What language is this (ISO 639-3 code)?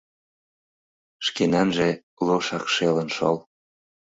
chm